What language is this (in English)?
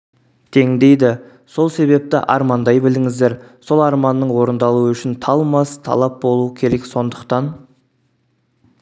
Kazakh